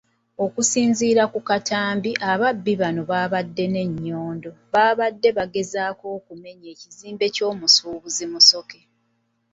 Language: Ganda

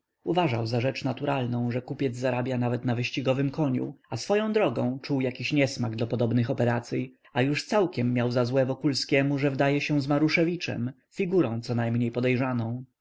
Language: Polish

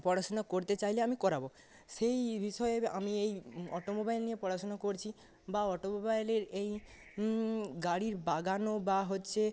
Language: Bangla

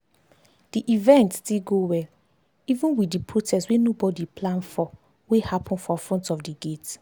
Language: Nigerian Pidgin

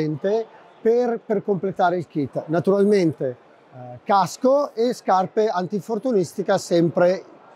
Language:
Italian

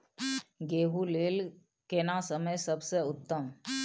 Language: Maithili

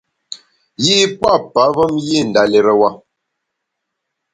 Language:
Bamun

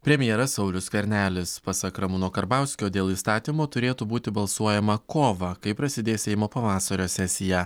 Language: Lithuanian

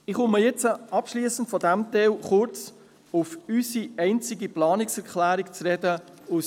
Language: Swiss German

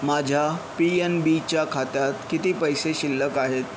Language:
Marathi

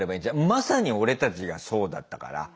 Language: Japanese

